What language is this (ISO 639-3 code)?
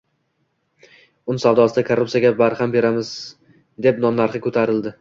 uzb